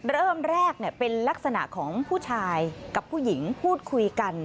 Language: Thai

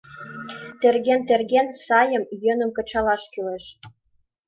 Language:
Mari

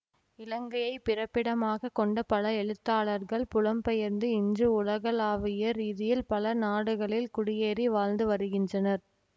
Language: Tamil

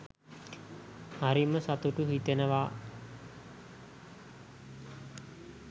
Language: Sinhala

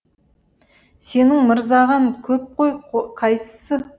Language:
Kazakh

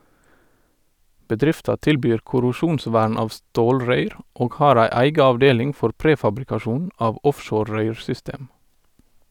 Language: Norwegian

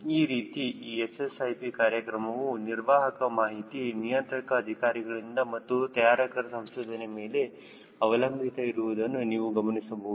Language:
Kannada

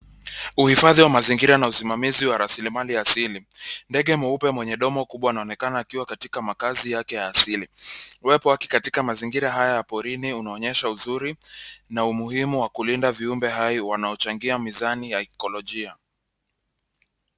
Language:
Swahili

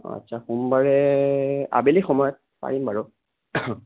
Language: Assamese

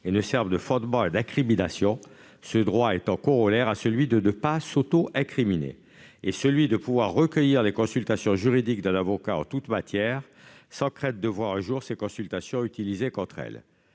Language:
French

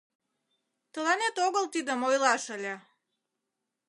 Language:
Mari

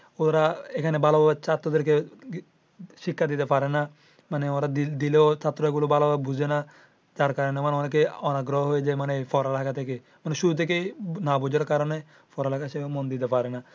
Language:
Bangla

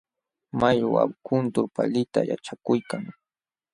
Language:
Jauja Wanca Quechua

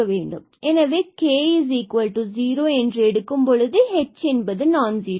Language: Tamil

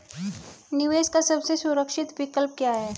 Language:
Hindi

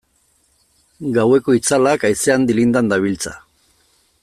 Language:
Basque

